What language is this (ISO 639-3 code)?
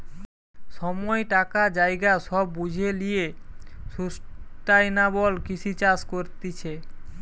ben